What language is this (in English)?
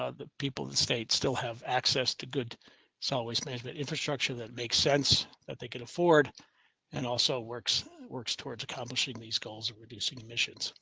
English